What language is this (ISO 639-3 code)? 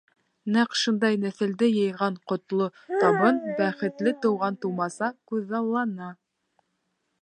bak